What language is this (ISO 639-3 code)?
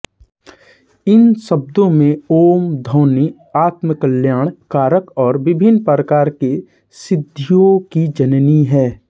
hin